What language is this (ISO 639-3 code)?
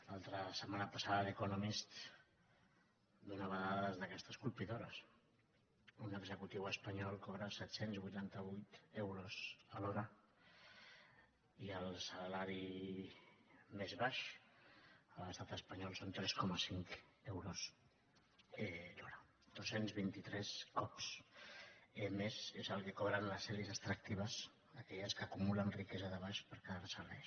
cat